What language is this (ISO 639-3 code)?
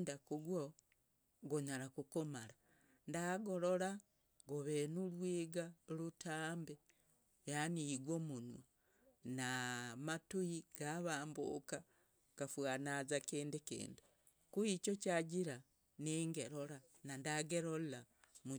rag